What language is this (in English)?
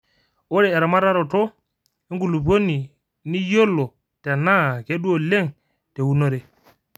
Masai